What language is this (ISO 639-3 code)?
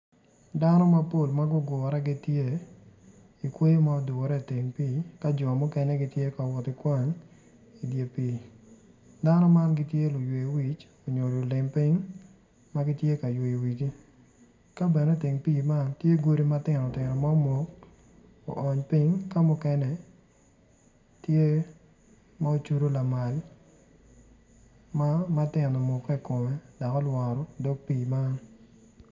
ach